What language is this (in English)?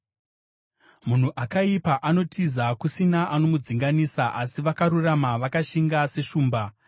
Shona